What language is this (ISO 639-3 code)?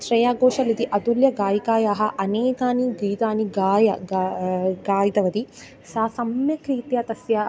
san